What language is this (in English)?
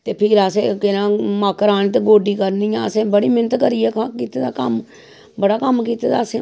Dogri